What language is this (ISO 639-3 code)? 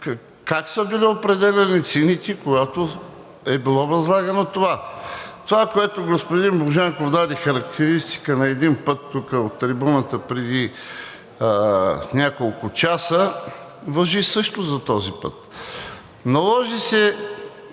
bul